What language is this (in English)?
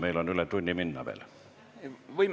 Estonian